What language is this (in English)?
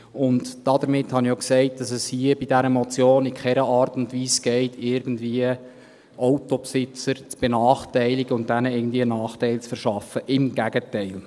Swiss German